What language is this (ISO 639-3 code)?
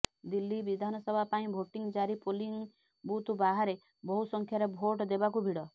ori